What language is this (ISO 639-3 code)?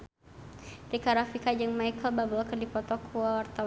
sun